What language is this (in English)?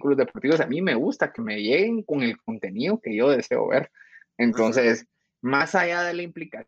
Spanish